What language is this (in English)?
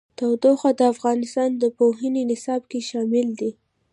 Pashto